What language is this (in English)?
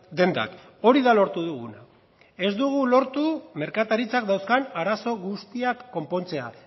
Basque